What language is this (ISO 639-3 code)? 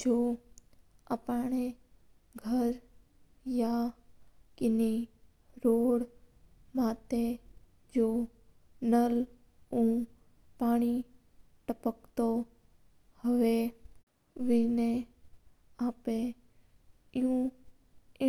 mtr